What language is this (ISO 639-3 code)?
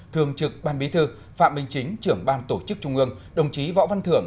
vie